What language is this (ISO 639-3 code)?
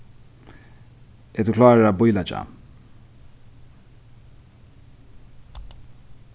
fao